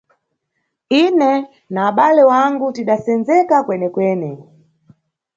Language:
Nyungwe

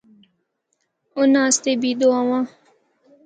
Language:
Northern Hindko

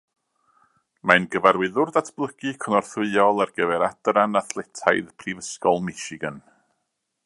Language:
Welsh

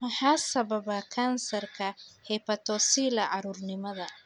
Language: Somali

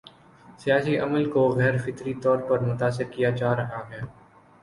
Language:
Urdu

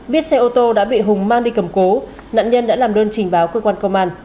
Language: Vietnamese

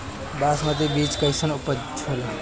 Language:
Bhojpuri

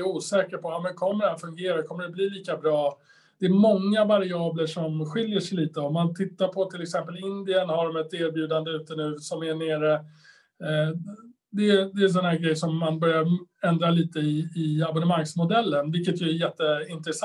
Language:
Swedish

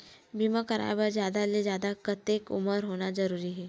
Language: Chhattisgarhi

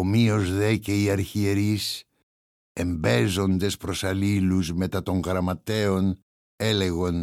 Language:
Greek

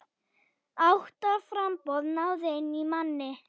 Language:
Icelandic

